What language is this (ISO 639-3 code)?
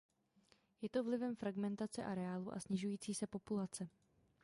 ces